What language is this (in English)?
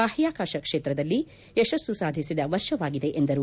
Kannada